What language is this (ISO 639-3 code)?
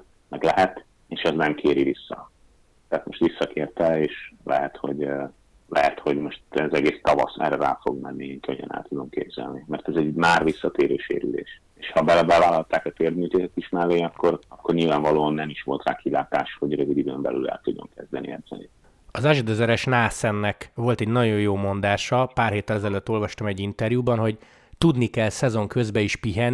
hun